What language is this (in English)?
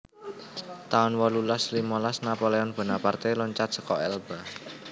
Javanese